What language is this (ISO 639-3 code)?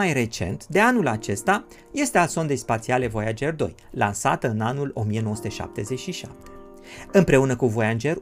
ron